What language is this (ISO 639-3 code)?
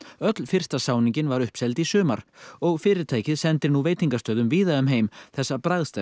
isl